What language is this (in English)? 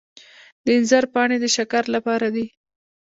Pashto